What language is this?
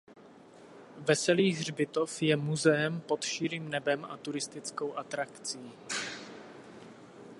Czech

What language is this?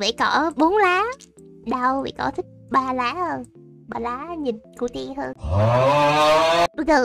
Vietnamese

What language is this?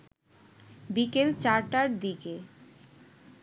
Bangla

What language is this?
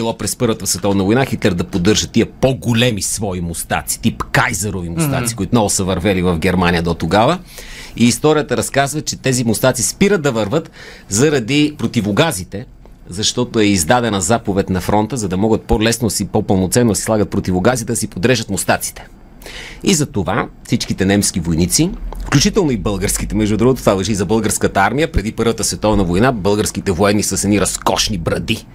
Bulgarian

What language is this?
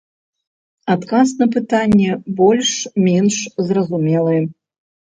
Belarusian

